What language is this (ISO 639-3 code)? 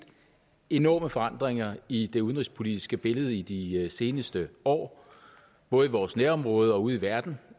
dan